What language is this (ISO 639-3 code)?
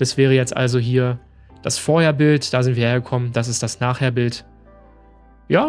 deu